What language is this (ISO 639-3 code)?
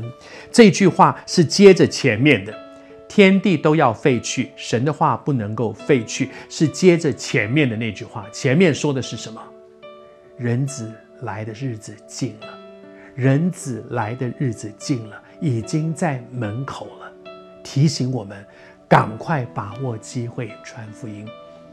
zho